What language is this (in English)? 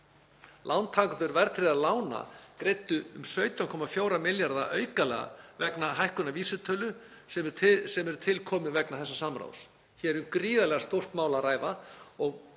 Icelandic